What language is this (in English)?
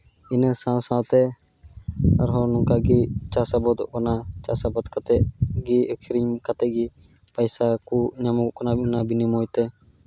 Santali